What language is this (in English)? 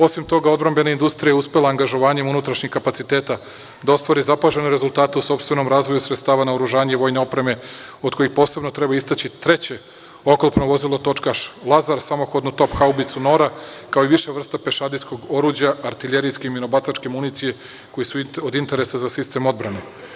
Serbian